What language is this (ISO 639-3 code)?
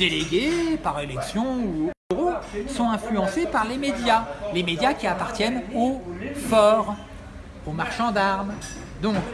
fra